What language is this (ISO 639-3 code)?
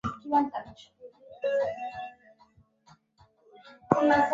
swa